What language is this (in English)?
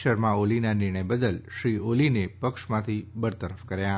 Gujarati